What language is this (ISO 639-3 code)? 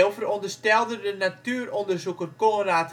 nld